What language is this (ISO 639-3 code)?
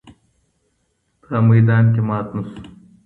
pus